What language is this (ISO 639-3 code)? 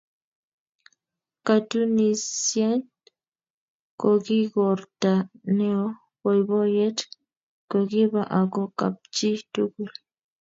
kln